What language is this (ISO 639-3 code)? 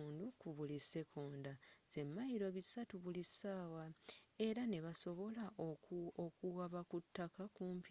lug